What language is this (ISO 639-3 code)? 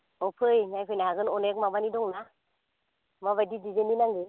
brx